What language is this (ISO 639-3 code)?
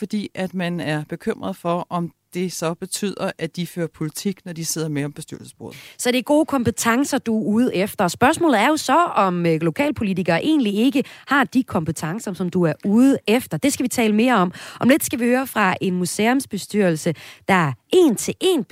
dan